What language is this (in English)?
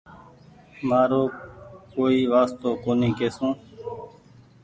Goaria